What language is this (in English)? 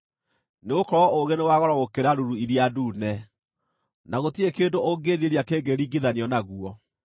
Kikuyu